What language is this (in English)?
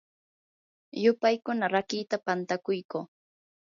Yanahuanca Pasco Quechua